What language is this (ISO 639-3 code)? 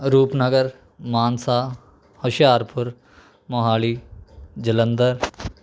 pan